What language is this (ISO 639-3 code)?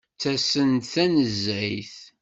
kab